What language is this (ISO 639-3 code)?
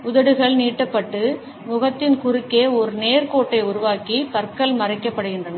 tam